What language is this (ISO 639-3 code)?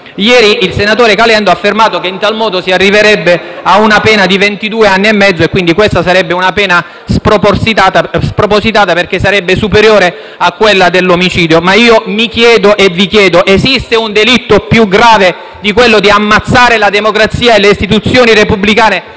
ita